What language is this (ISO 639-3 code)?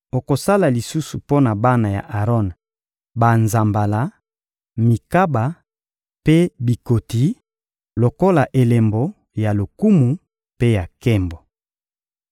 lin